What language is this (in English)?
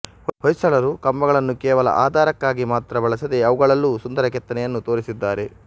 Kannada